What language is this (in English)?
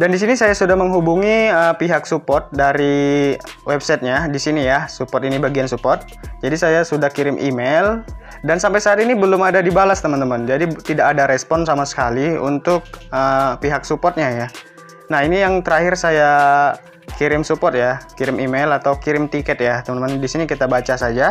Indonesian